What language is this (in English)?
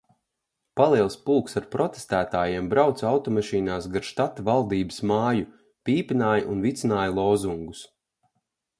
Latvian